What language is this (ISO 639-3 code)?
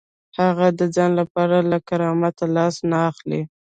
pus